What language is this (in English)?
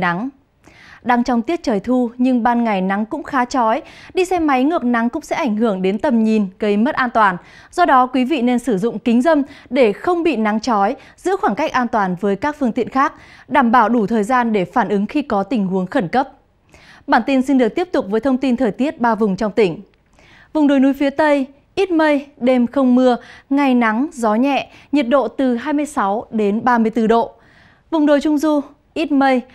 Vietnamese